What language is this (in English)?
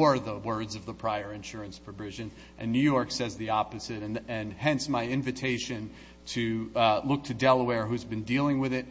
English